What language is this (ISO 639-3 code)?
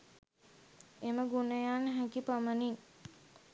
sin